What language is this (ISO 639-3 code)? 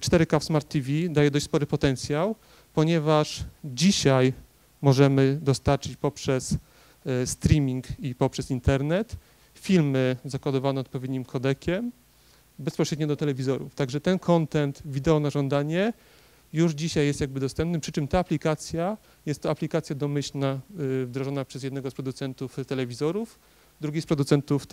pol